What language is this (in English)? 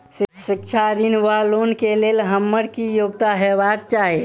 Maithili